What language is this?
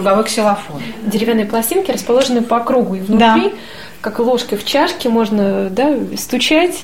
Russian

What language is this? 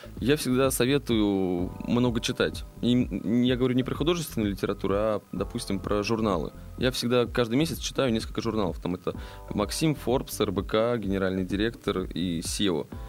Russian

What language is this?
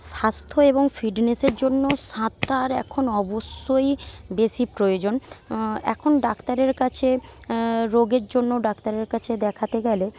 Bangla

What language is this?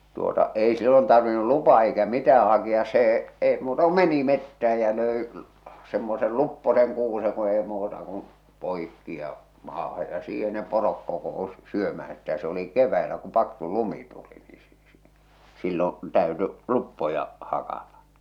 Finnish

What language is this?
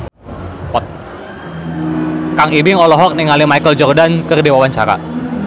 Sundanese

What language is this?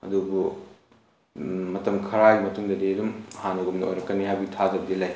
Manipuri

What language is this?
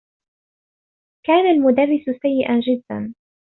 Arabic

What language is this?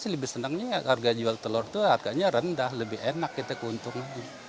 Indonesian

